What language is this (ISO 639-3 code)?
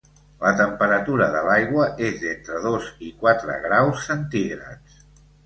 cat